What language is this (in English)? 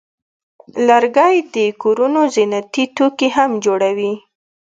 Pashto